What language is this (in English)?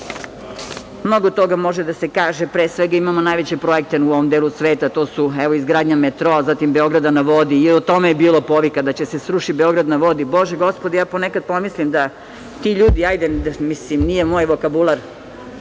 Serbian